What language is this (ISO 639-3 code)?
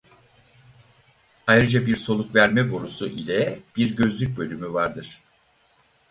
tur